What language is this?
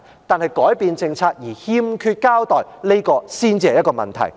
Cantonese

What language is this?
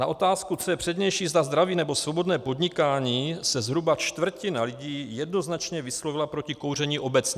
Czech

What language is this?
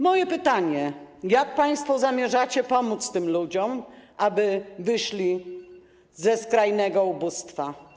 Polish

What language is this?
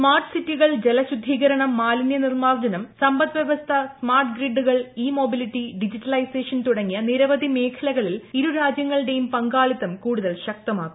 Malayalam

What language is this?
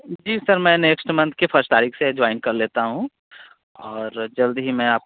Hindi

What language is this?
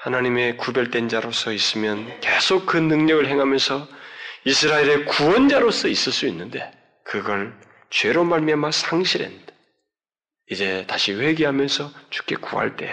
Korean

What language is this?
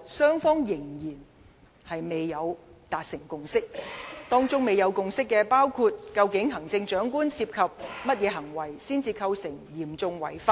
Cantonese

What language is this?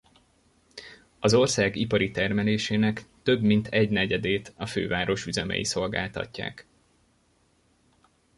Hungarian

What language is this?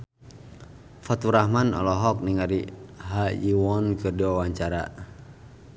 Sundanese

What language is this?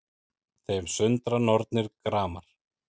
Icelandic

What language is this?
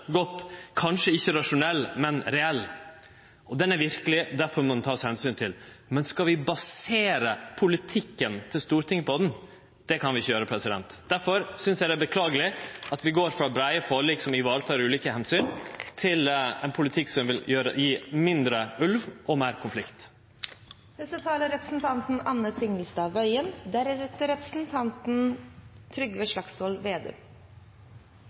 Norwegian Nynorsk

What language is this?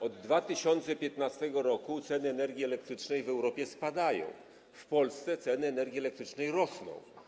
Polish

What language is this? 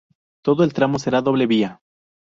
Spanish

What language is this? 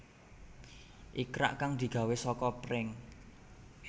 Javanese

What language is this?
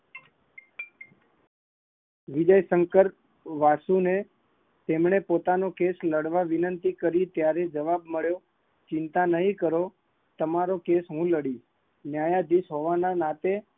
Gujarati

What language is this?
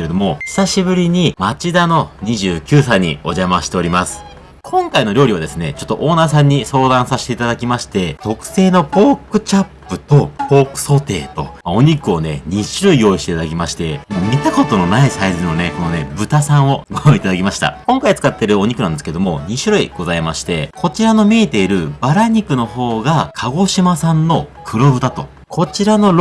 Japanese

